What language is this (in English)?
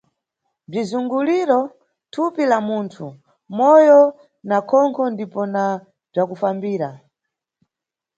Nyungwe